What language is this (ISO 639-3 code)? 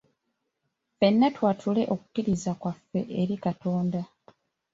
lug